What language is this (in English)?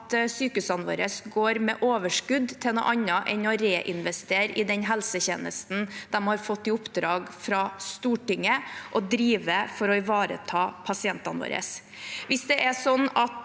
Norwegian